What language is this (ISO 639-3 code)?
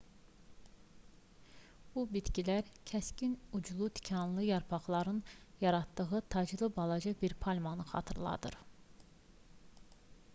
aze